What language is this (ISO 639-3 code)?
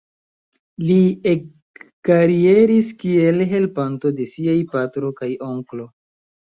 epo